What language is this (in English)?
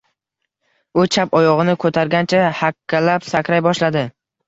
Uzbek